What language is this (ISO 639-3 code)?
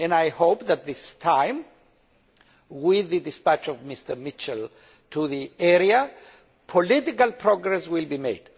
eng